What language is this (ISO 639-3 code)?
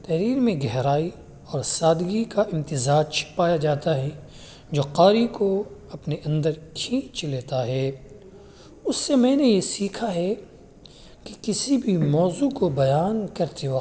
urd